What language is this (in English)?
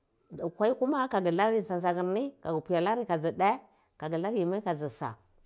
Cibak